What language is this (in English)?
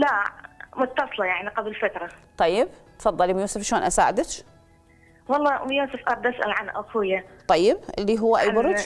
Arabic